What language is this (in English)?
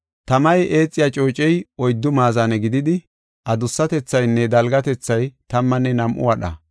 Gofa